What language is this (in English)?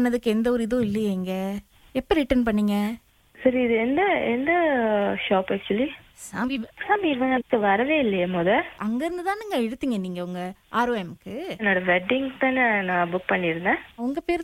Tamil